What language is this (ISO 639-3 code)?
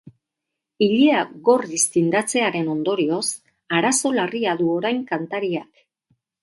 eus